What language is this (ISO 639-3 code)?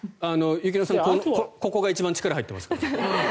jpn